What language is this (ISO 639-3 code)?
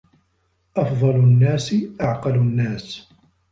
ara